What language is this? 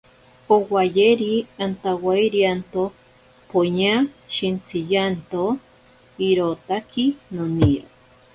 Ashéninka Perené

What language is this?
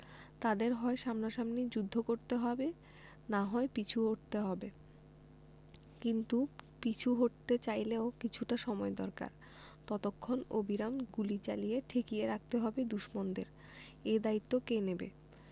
Bangla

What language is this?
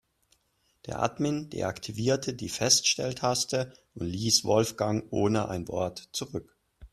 German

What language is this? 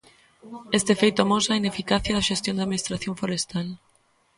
Galician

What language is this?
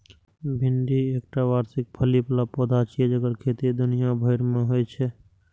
Maithili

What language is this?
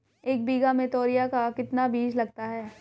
Hindi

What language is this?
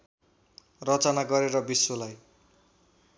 Nepali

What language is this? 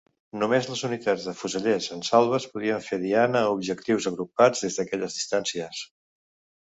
Catalan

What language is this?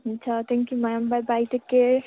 Nepali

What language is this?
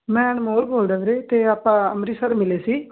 Punjabi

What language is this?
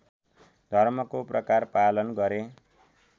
Nepali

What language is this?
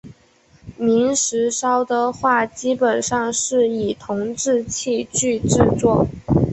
Chinese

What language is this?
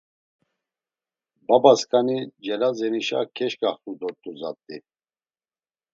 Laz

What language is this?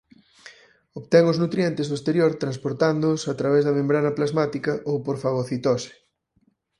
Galician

